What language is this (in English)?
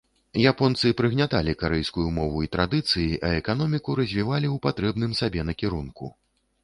Belarusian